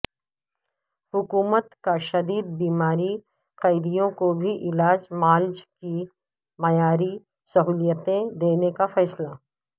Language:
Urdu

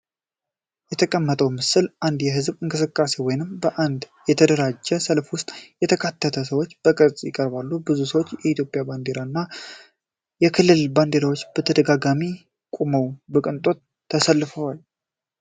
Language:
Amharic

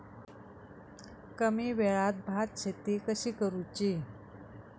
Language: Marathi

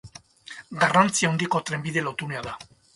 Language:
Basque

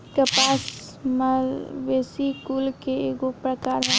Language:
Bhojpuri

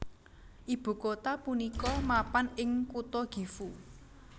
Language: Javanese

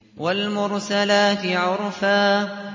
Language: Arabic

